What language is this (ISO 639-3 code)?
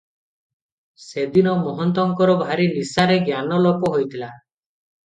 ori